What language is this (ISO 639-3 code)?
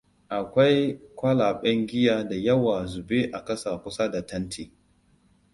hau